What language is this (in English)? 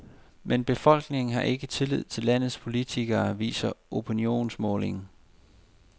Danish